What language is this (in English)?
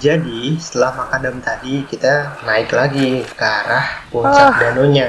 Indonesian